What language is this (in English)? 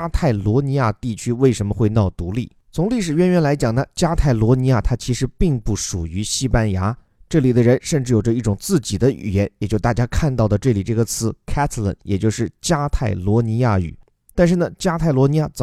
Chinese